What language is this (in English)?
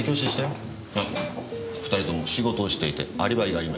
Japanese